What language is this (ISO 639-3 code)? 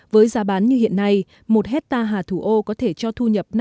vie